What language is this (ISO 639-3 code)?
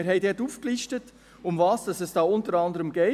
gsw